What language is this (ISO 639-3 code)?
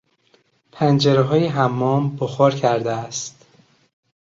fas